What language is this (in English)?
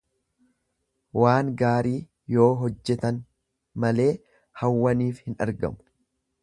Oromo